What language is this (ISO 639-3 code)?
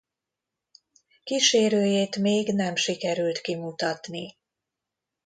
hun